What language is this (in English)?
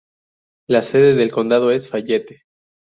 Spanish